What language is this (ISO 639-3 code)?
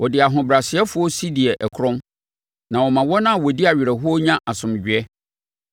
aka